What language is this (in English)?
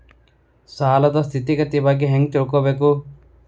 Kannada